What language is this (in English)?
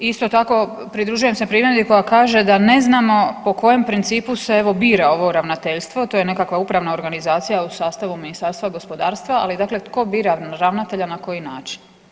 Croatian